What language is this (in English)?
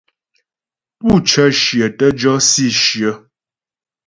Ghomala